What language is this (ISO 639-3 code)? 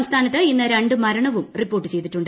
mal